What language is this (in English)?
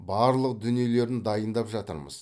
Kazakh